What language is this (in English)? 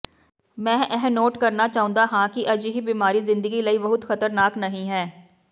Punjabi